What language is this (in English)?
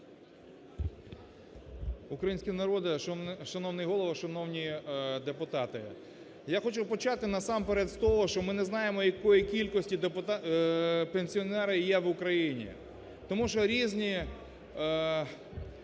Ukrainian